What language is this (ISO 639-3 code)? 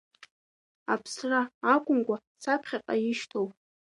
abk